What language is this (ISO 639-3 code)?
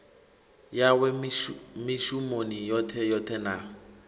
ven